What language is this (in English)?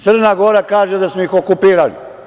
Serbian